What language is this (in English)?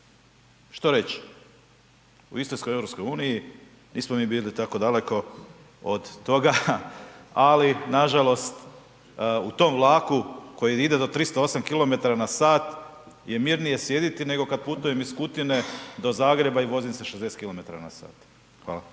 Croatian